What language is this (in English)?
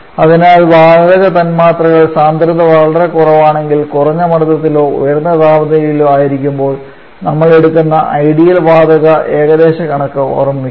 Malayalam